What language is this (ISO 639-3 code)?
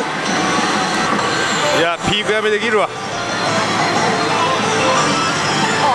jpn